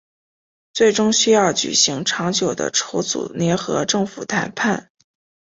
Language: Chinese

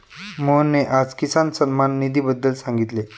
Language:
Marathi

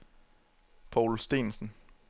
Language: Danish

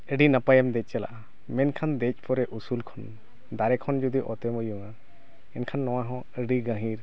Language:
Santali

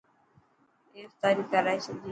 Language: Dhatki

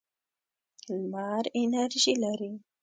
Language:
Pashto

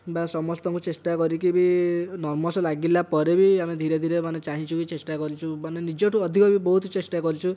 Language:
Odia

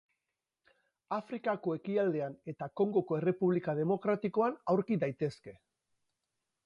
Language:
Basque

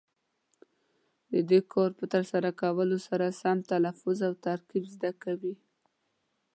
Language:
Pashto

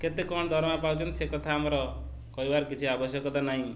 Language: Odia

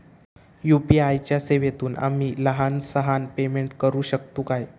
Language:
Marathi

